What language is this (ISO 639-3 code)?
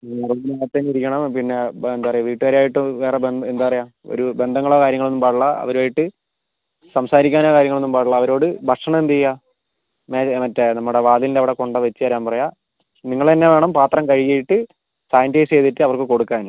mal